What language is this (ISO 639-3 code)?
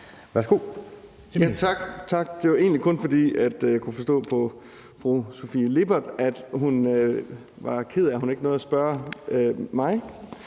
dan